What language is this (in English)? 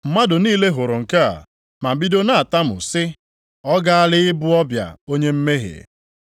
Igbo